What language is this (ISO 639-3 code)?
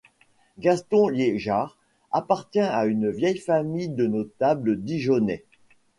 fra